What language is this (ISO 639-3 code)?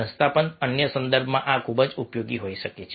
guj